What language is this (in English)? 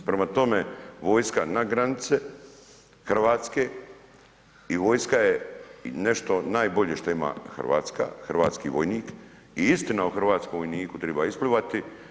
Croatian